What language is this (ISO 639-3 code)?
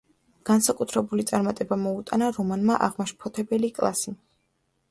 kat